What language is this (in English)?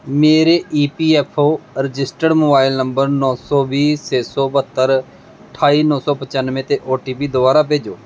Punjabi